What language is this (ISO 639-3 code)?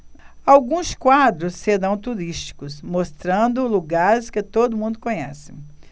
por